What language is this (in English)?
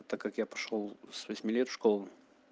Russian